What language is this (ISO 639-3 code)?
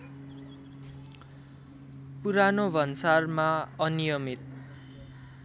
nep